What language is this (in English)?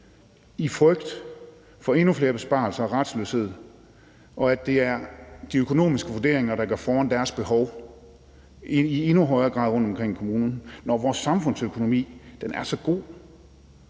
Danish